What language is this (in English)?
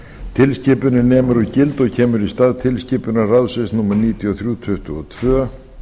Icelandic